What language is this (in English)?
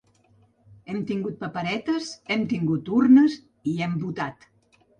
Catalan